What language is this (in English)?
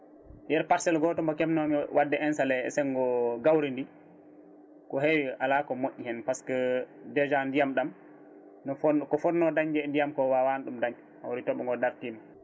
Fula